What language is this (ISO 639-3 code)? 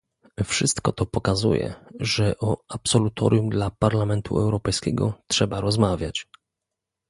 pol